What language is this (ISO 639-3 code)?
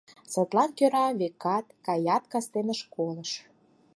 chm